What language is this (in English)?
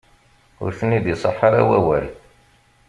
Kabyle